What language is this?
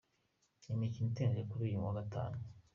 Kinyarwanda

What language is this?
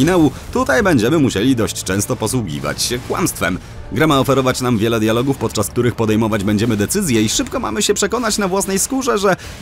Polish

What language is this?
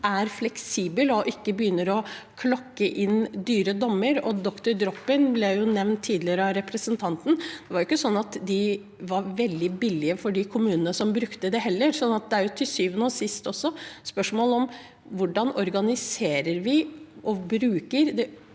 Norwegian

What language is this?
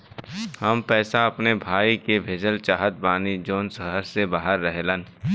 Bhojpuri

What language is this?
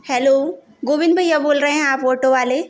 Hindi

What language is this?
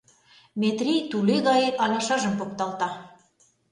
Mari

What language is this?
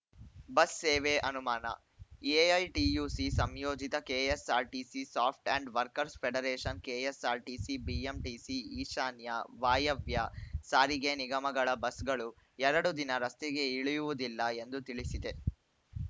Kannada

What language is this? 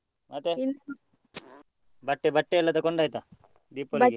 Kannada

